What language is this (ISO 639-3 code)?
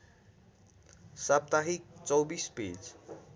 nep